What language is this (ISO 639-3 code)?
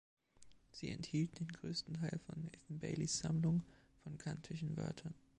deu